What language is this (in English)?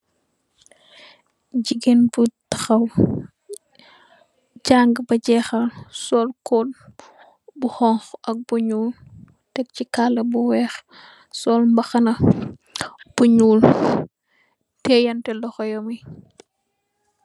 Wolof